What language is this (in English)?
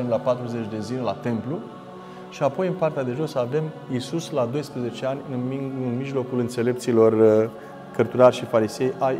Romanian